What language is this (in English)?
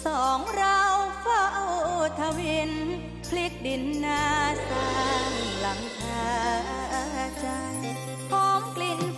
Thai